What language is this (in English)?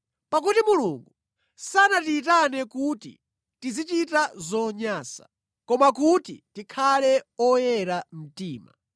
Nyanja